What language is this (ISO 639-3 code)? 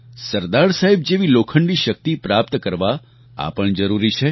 guj